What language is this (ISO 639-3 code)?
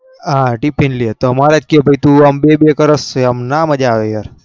guj